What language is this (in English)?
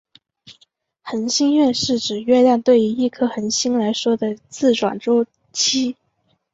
Chinese